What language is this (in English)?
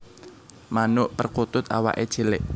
Javanese